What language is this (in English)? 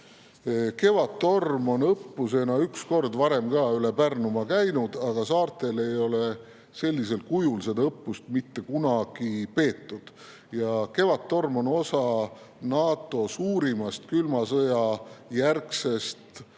Estonian